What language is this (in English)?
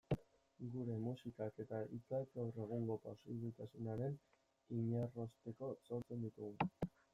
Basque